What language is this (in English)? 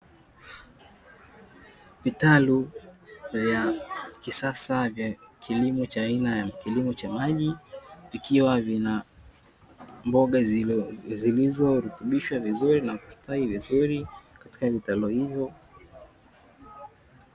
Swahili